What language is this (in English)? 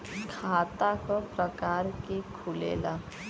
Bhojpuri